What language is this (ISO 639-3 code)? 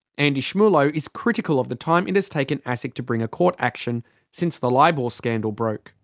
eng